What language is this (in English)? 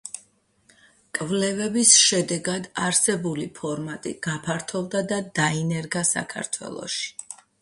Georgian